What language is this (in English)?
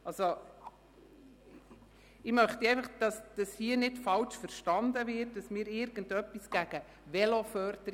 Swiss German